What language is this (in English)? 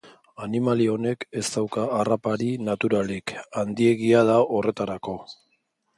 Basque